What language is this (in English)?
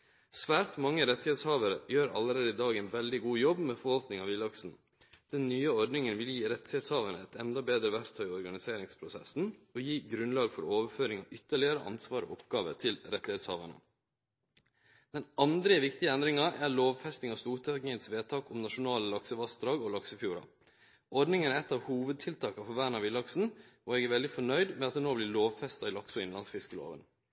Norwegian Nynorsk